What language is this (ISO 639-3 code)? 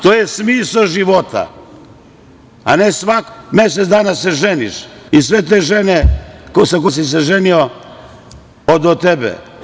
srp